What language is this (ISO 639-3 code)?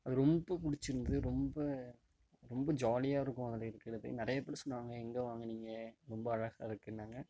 tam